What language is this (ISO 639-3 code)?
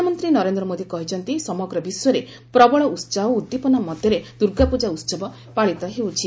ori